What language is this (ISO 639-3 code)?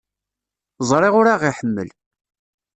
kab